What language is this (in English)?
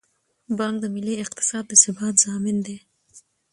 Pashto